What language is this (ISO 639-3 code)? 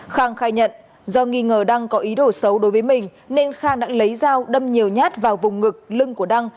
vie